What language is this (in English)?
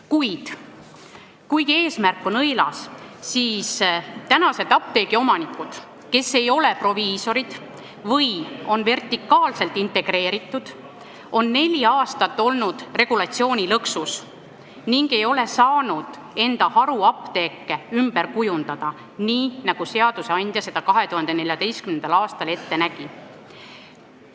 Estonian